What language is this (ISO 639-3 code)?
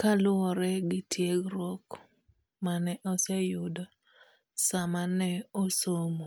luo